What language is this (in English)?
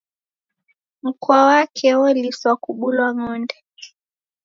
Taita